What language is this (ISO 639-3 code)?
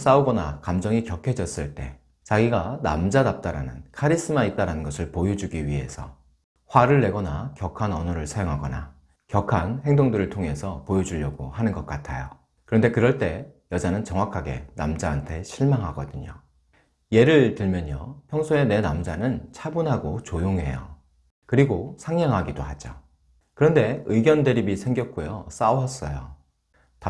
kor